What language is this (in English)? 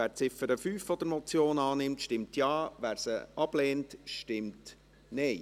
Swiss German